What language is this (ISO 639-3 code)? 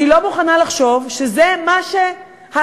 heb